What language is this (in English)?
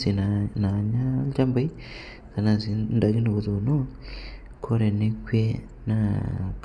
Masai